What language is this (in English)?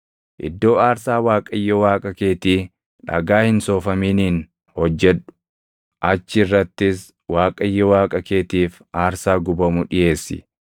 Oromo